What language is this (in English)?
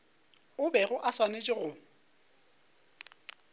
Northern Sotho